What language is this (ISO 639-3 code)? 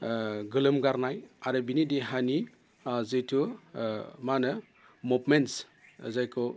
brx